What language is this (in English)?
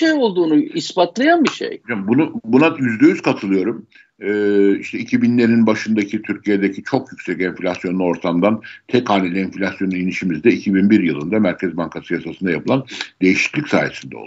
Turkish